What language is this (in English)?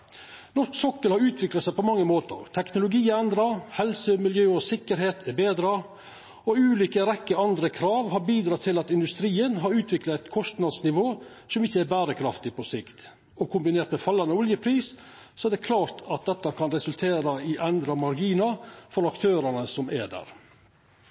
Norwegian Nynorsk